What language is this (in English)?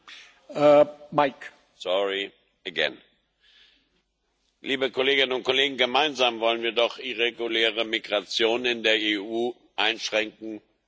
German